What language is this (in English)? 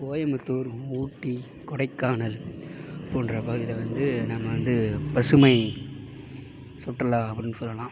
Tamil